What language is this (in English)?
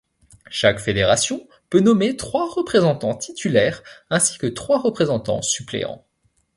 French